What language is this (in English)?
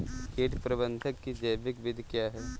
Hindi